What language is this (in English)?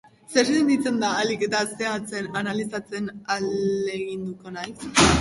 Basque